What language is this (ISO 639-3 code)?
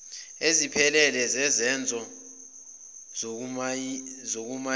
zul